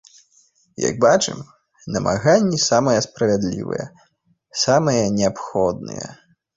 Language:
Belarusian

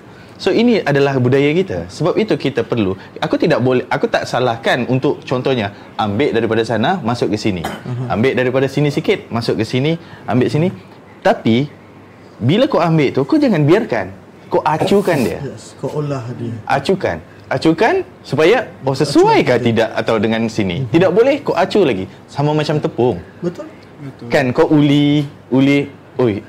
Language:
Malay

